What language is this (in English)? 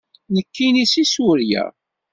Kabyle